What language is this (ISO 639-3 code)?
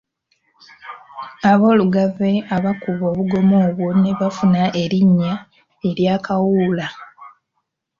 lug